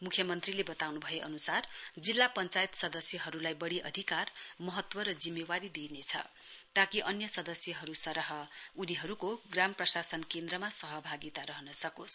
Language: Nepali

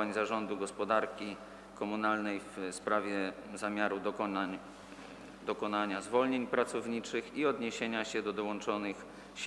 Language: Polish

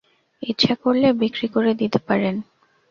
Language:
Bangla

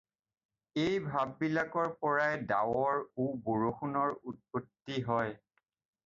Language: Assamese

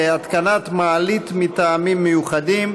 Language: Hebrew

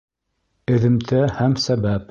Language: Bashkir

